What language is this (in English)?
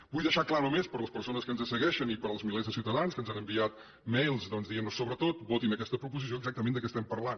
Catalan